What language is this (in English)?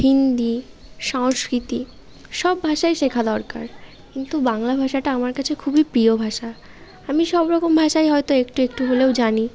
Bangla